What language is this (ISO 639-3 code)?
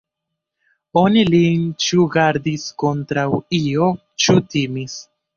epo